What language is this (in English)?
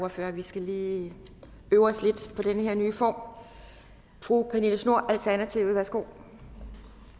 Danish